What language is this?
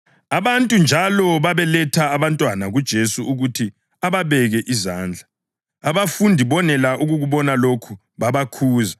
North Ndebele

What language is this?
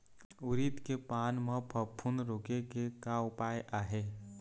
Chhattisgarhi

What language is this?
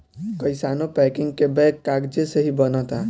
Bhojpuri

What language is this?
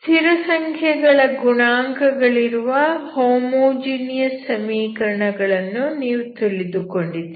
Kannada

